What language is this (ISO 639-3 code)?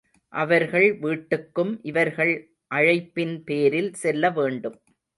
tam